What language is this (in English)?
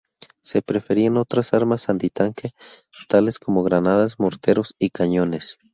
Spanish